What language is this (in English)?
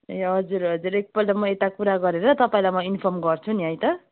Nepali